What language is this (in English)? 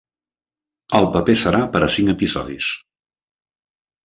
Catalan